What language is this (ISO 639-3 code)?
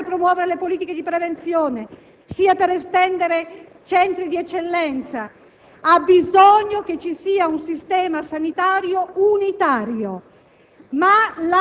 ita